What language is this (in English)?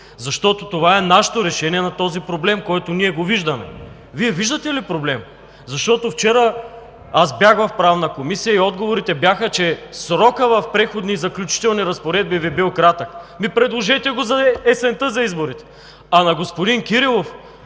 Bulgarian